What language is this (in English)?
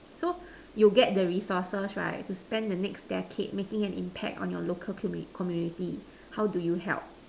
English